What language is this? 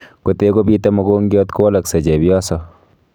Kalenjin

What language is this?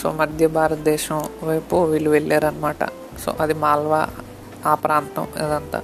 Telugu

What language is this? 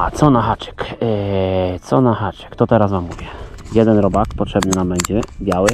Polish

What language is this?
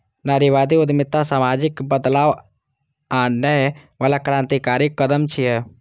Maithili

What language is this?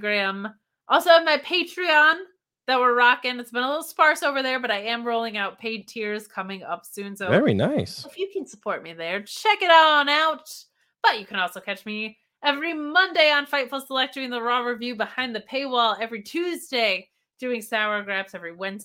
English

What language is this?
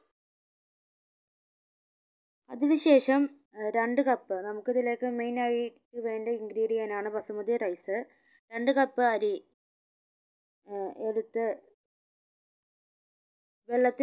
Malayalam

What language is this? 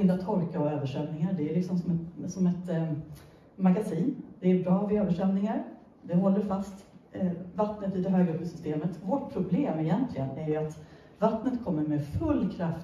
Swedish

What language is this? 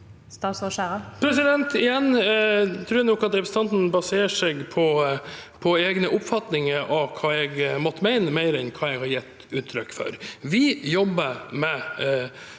Norwegian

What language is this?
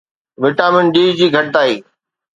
Sindhi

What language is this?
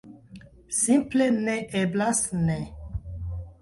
Esperanto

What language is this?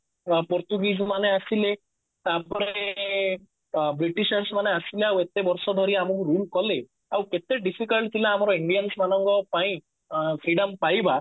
Odia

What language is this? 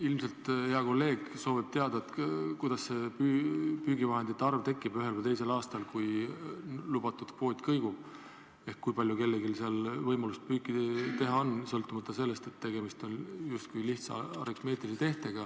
Estonian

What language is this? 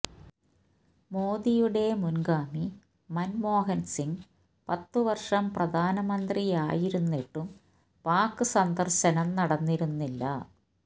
Malayalam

